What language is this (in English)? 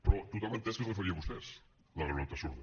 Catalan